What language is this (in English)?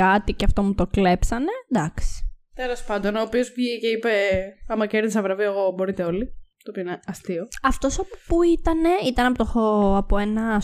Greek